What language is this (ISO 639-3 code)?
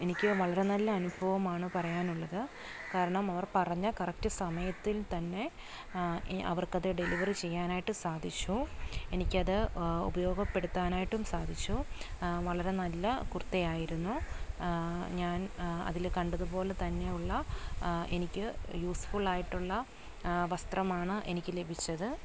mal